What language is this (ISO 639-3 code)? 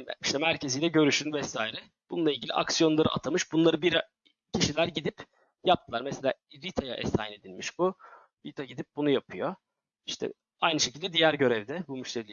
tur